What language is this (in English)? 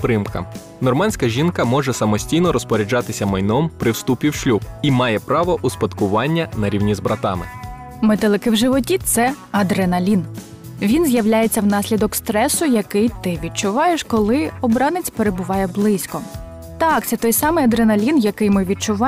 Ukrainian